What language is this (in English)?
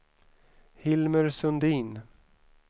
Swedish